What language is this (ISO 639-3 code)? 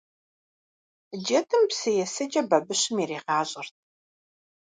kbd